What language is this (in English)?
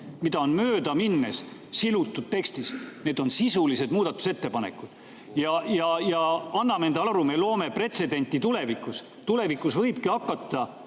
Estonian